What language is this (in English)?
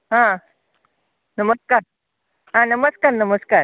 Konkani